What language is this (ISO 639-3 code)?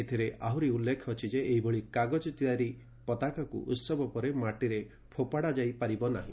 ori